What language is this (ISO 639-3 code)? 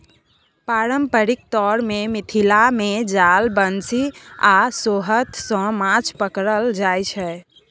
mai